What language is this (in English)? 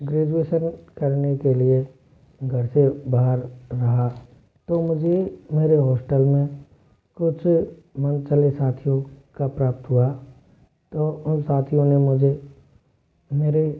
Hindi